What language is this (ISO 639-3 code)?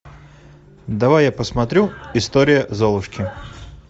rus